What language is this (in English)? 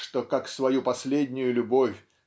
Russian